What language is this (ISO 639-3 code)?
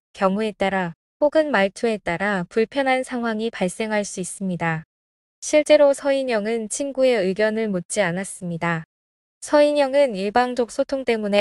kor